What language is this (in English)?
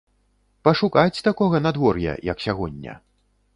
Belarusian